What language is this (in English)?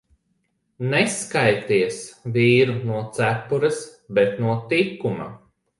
Latvian